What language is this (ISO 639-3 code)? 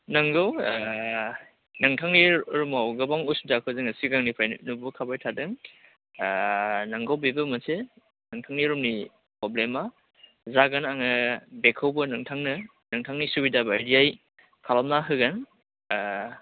brx